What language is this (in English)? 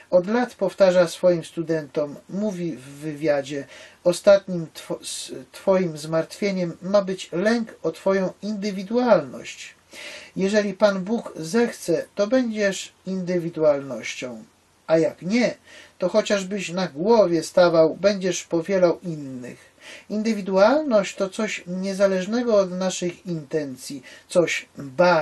Polish